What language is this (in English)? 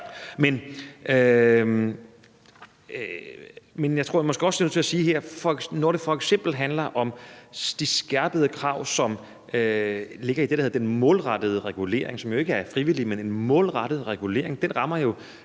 Danish